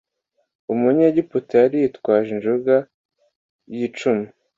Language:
Kinyarwanda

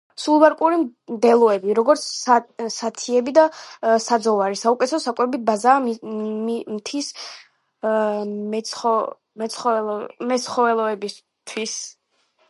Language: Georgian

